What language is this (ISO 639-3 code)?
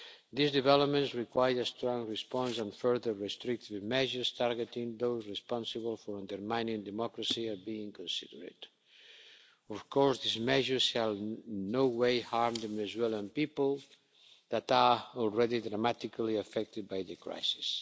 eng